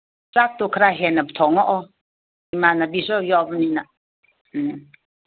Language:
Manipuri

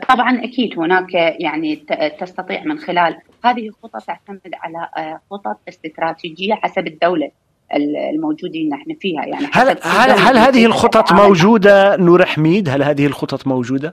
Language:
Arabic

